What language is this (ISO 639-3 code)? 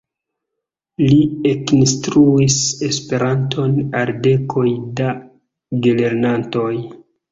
epo